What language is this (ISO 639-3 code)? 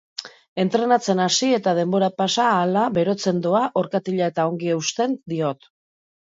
eus